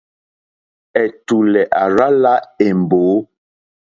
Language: Mokpwe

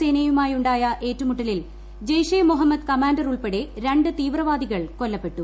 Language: Malayalam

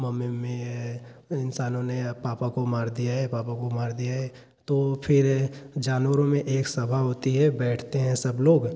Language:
Hindi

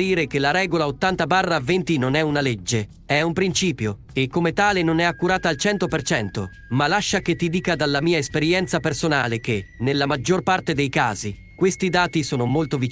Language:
Italian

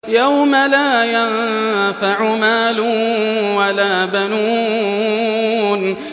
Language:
Arabic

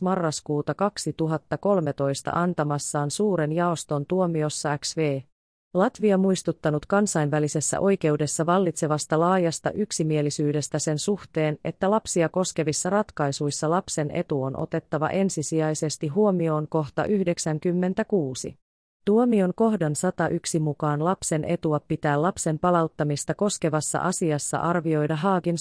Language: Finnish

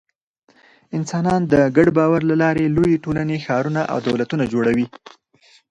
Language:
Pashto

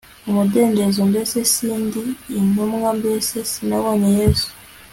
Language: Kinyarwanda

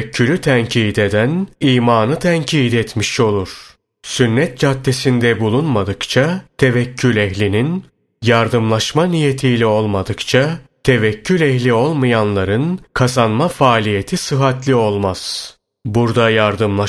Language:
Turkish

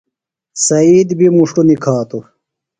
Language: Phalura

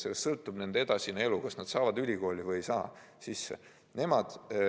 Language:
Estonian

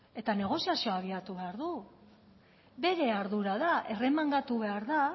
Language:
Basque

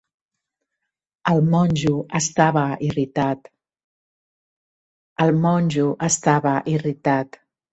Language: Catalan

